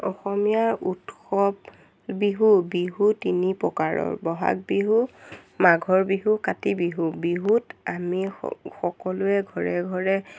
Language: Assamese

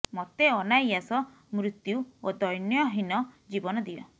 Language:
Odia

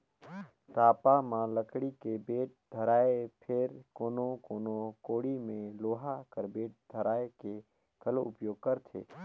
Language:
Chhattisgarhi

